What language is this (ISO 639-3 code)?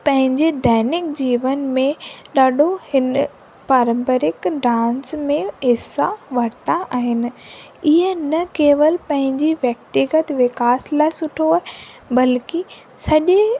snd